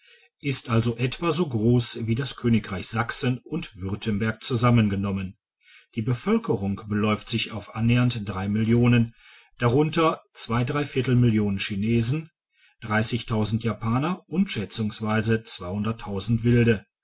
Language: German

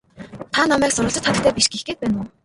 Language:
Mongolian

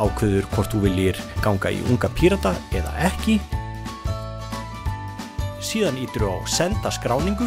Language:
Dutch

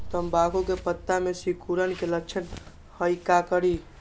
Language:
Magahi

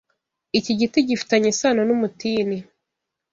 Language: Kinyarwanda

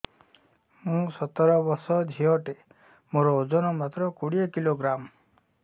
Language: Odia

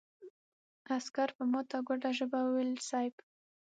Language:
Pashto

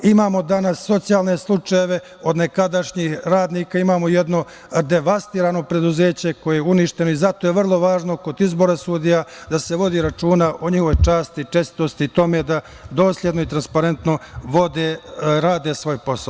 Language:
Serbian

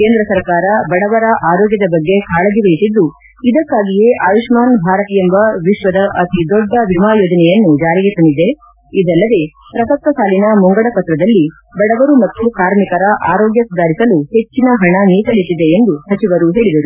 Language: Kannada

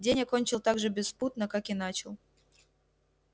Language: Russian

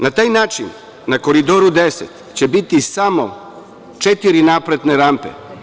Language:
Serbian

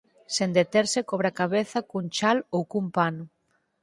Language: Galician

